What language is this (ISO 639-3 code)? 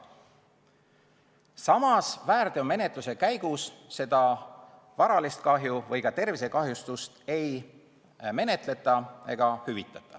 est